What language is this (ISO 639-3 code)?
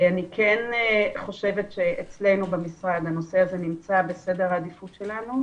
heb